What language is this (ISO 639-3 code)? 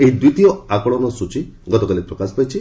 ori